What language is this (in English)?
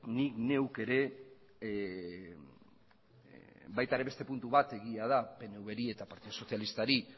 Basque